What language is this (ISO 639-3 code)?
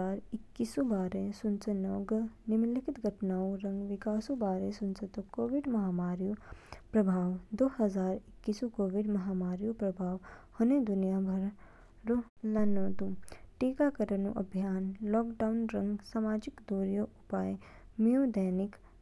kfk